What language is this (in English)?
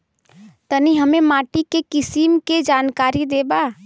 Bhojpuri